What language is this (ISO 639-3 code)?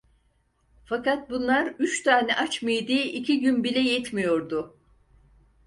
tur